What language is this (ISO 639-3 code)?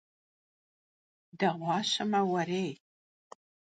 kbd